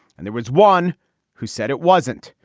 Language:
English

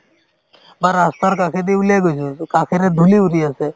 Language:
Assamese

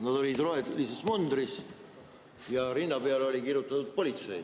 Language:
Estonian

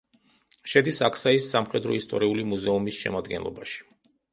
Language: Georgian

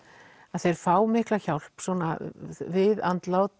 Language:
Icelandic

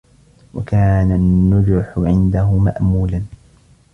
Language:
Arabic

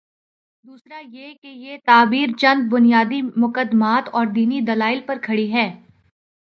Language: Urdu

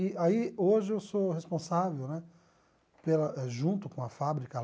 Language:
Portuguese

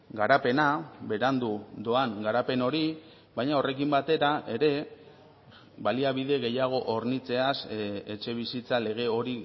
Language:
Basque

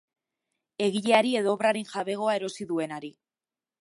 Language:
Basque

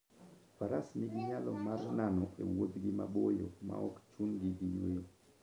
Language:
Luo (Kenya and Tanzania)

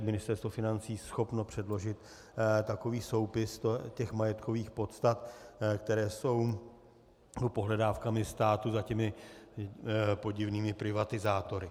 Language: Czech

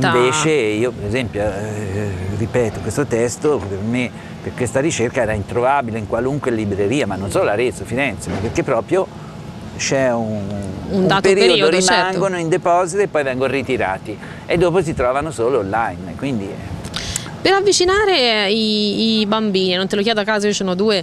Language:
Italian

